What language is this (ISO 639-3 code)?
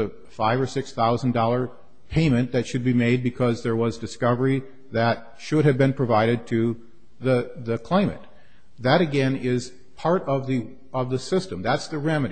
eng